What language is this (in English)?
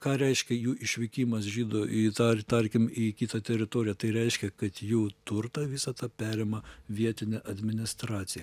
Lithuanian